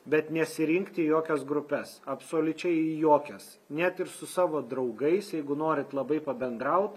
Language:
Lithuanian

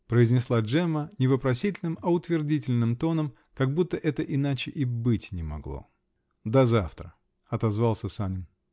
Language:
Russian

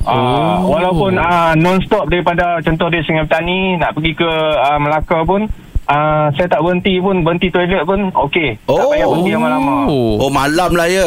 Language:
Malay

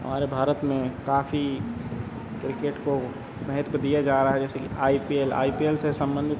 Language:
Hindi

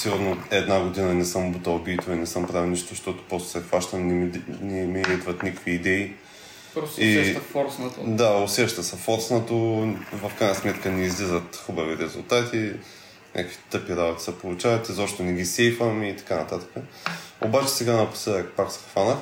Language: Bulgarian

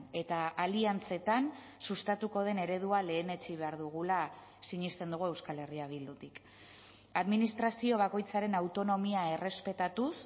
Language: Basque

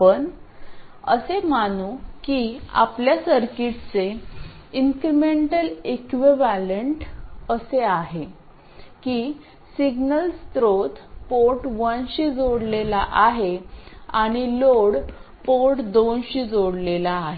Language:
Marathi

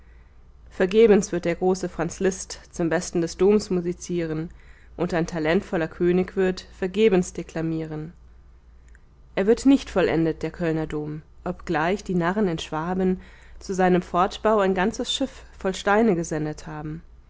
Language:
German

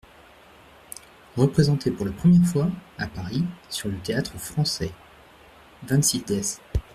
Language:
French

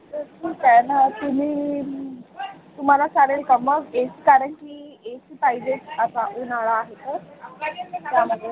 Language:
Marathi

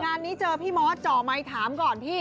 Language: Thai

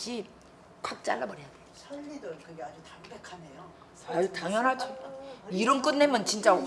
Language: Korean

